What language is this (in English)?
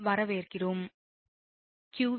Tamil